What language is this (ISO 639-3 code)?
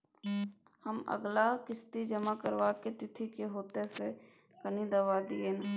mai